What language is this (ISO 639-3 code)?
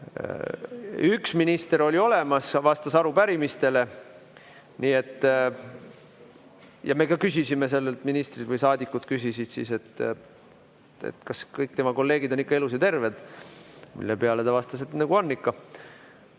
est